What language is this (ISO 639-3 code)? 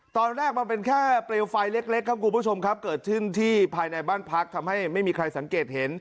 tha